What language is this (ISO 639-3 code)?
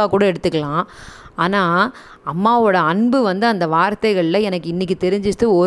tam